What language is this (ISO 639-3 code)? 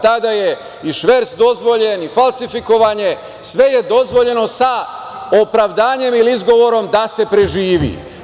srp